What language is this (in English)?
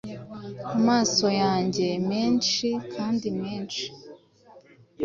Kinyarwanda